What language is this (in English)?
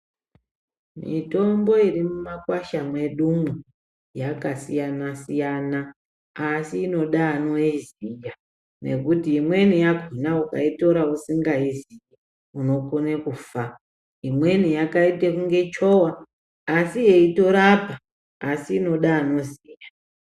Ndau